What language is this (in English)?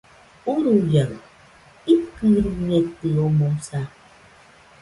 Nüpode Huitoto